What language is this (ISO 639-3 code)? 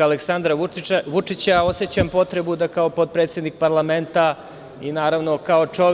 srp